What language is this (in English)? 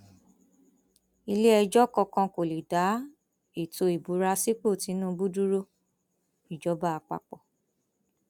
Yoruba